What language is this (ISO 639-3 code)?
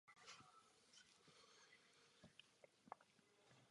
ces